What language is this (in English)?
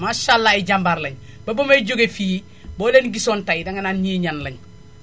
Wolof